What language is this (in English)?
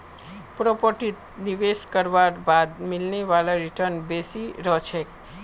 Magahi